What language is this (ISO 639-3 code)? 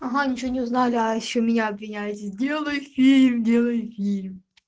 rus